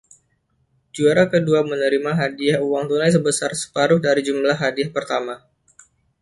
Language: Indonesian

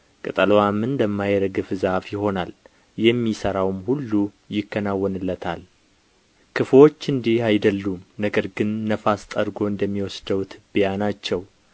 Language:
Amharic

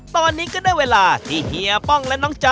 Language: Thai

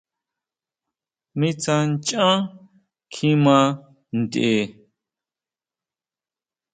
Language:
Huautla Mazatec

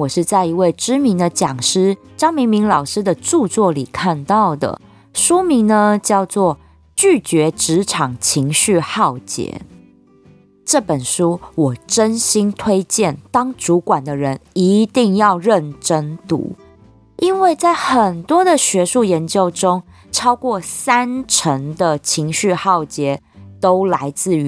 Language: Chinese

